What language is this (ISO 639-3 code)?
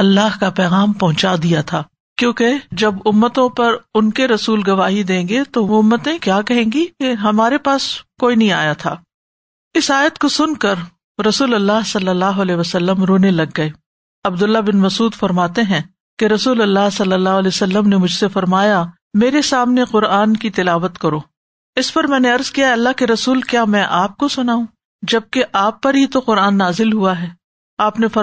urd